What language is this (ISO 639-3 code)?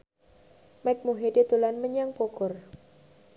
jav